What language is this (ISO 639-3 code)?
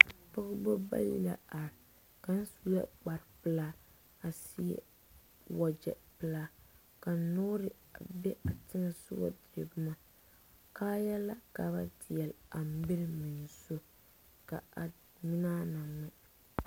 dga